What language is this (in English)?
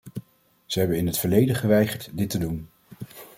Dutch